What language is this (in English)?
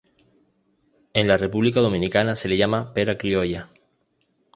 Spanish